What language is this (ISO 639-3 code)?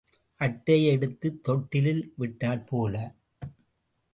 tam